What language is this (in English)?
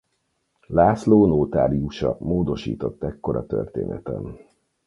Hungarian